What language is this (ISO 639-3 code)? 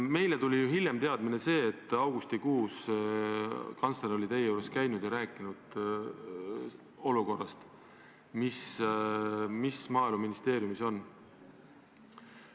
est